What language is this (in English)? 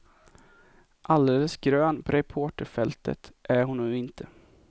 Swedish